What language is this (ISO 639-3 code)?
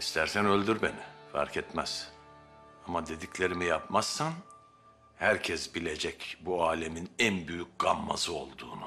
tur